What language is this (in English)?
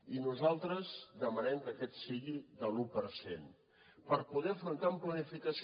Catalan